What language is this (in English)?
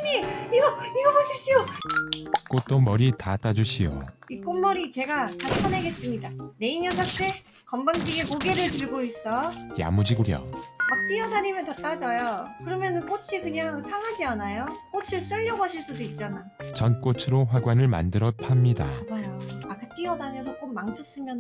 Korean